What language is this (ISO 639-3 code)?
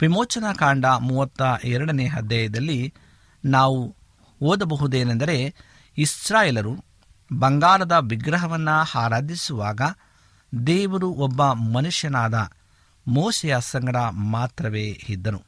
kan